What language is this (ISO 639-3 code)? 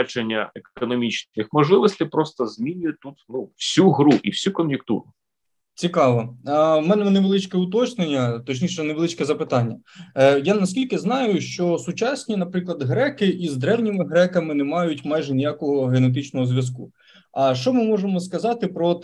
ukr